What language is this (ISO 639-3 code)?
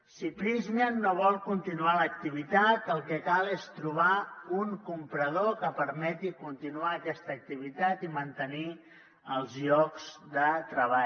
cat